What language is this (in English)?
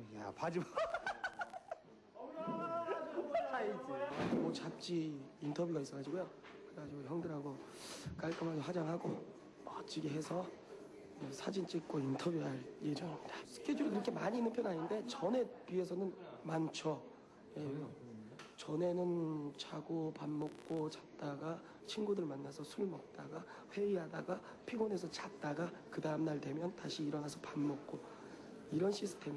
Korean